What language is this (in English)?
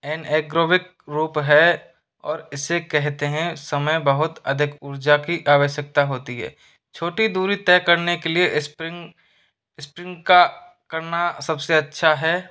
Hindi